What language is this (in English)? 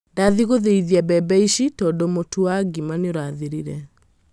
Kikuyu